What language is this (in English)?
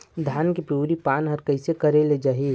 Chhattisgarhi